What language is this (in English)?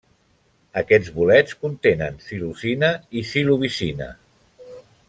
Catalan